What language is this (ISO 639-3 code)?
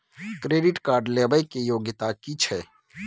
mai